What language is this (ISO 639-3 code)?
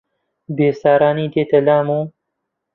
ckb